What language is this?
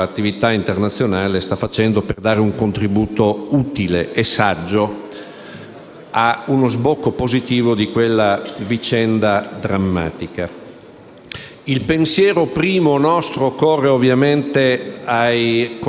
Italian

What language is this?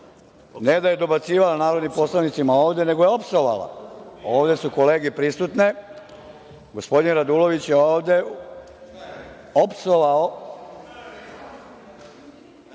Serbian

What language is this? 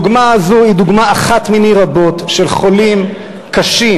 Hebrew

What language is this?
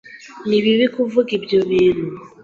Kinyarwanda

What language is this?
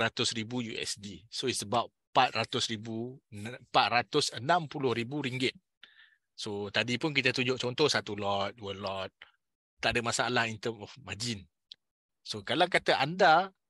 Malay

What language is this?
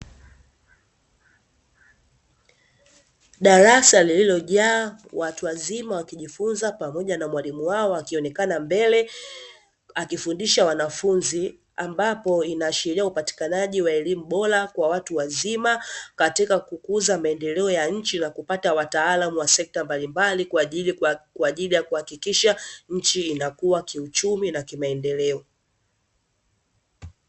Swahili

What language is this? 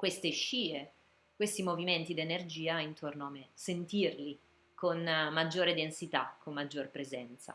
Italian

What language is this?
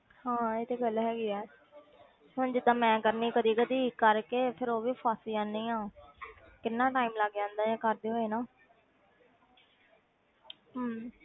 Punjabi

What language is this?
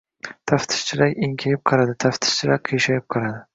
Uzbek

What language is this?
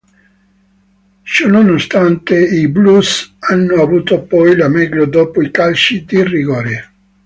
Italian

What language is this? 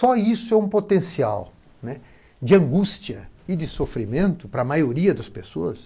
Portuguese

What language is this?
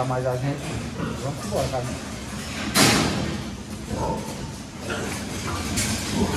Portuguese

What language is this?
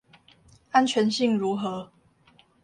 Chinese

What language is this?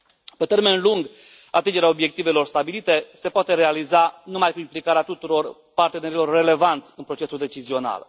Romanian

